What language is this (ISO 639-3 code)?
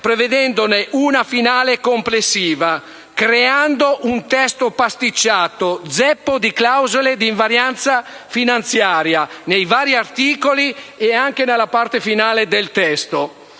ita